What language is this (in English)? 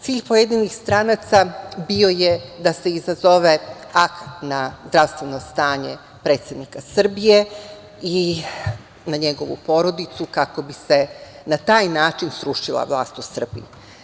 Serbian